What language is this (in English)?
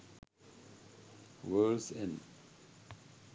Sinhala